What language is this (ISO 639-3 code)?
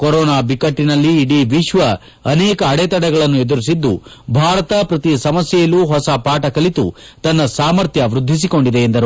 kan